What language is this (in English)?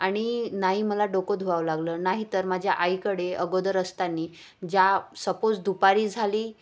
Marathi